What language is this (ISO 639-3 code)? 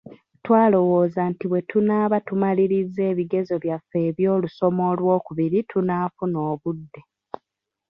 lug